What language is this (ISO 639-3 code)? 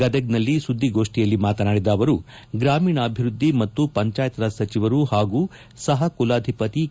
kan